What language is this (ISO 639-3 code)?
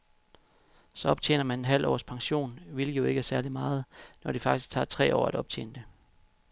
dan